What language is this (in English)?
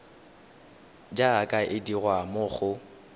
Tswana